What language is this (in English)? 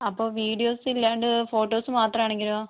Malayalam